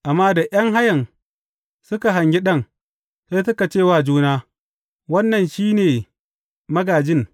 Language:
Hausa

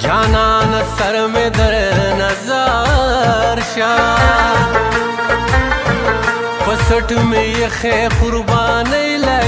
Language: Hindi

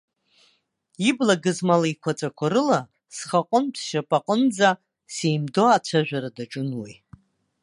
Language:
Abkhazian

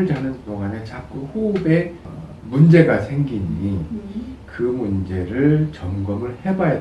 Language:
Korean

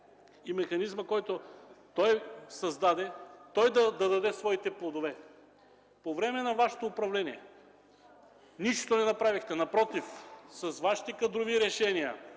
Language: Bulgarian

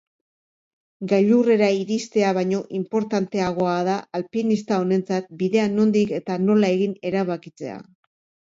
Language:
Basque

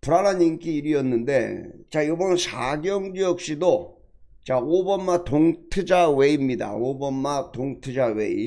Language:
Korean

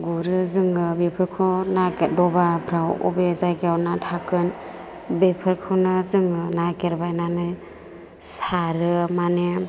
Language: Bodo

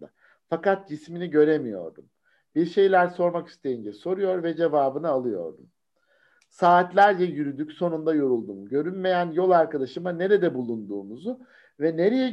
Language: Turkish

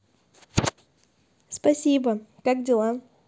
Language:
Russian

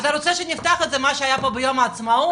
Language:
Hebrew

